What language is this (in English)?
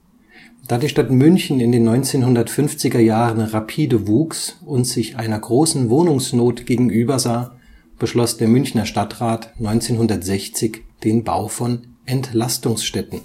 German